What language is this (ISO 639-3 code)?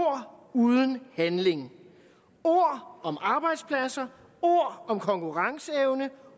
dan